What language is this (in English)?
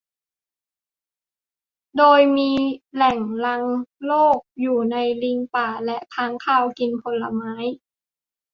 Thai